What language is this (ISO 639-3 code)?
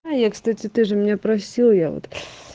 rus